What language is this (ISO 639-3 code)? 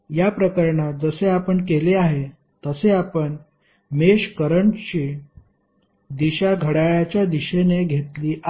mar